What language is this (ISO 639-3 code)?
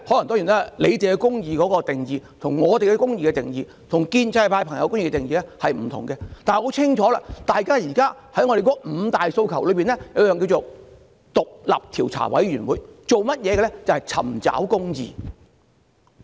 yue